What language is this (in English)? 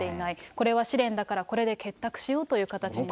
Japanese